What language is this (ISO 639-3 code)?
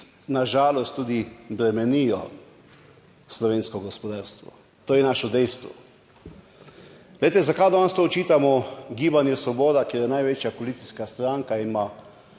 slv